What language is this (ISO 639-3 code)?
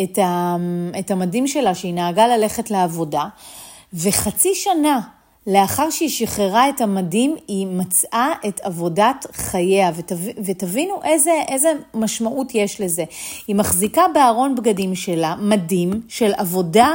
heb